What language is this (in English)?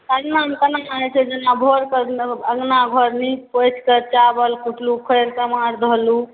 Maithili